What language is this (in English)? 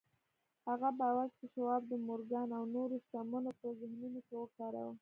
Pashto